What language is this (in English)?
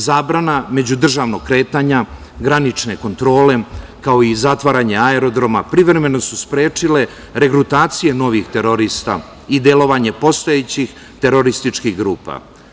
Serbian